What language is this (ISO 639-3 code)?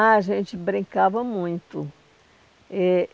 por